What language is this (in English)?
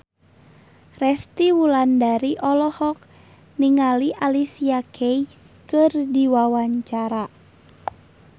Sundanese